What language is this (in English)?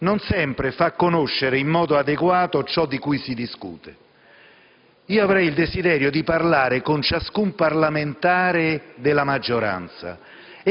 Italian